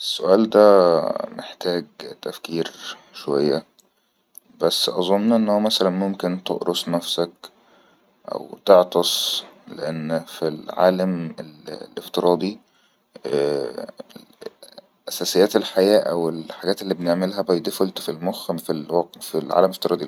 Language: Egyptian Arabic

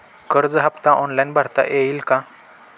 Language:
Marathi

